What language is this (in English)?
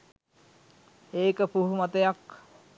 Sinhala